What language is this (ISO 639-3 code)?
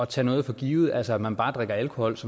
dan